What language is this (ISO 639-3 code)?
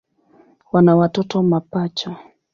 swa